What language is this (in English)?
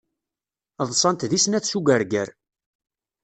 Kabyle